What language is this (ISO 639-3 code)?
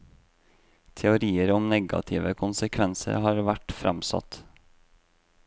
nor